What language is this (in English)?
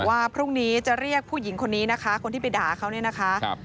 Thai